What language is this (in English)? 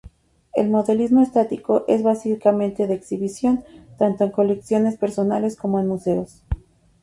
Spanish